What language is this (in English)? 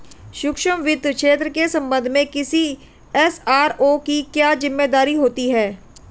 Hindi